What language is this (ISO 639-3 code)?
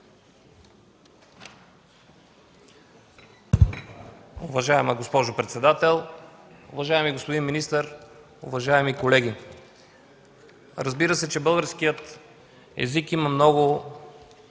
bul